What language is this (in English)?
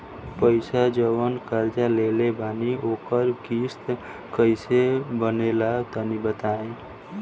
Bhojpuri